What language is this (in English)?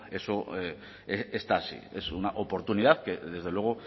Spanish